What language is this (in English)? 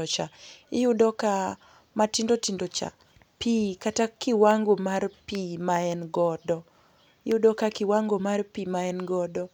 Luo (Kenya and Tanzania)